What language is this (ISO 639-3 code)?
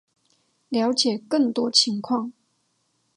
zho